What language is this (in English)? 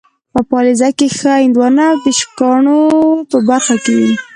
Pashto